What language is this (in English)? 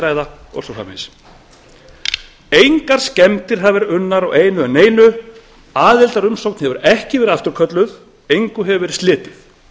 Icelandic